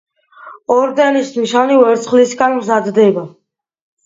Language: Georgian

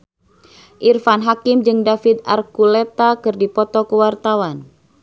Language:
Sundanese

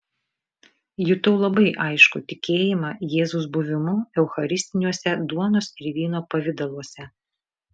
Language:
Lithuanian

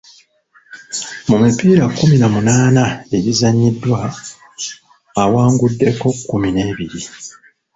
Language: Ganda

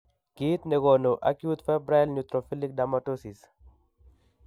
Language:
Kalenjin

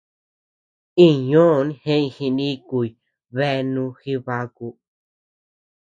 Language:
Tepeuxila Cuicatec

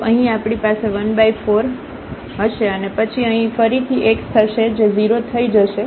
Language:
Gujarati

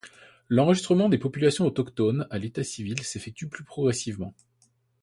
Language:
French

